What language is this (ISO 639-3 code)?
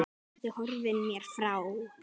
isl